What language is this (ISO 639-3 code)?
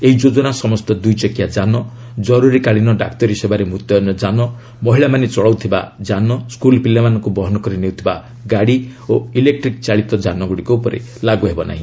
ori